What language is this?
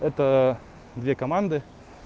Russian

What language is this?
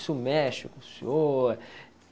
Portuguese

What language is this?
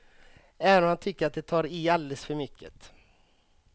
Swedish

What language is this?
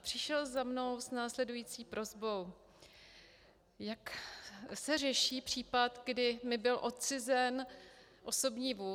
Czech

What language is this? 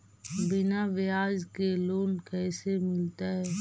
Magahi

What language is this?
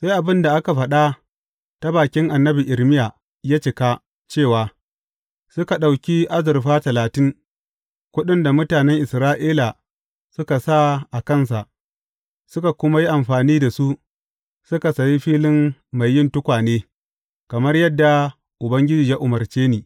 Hausa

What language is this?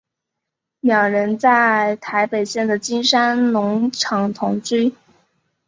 Chinese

